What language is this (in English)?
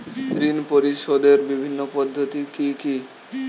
Bangla